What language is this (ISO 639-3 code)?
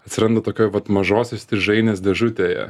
lit